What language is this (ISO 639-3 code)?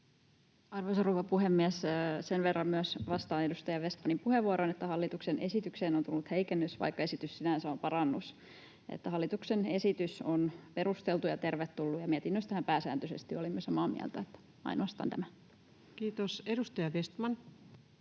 fin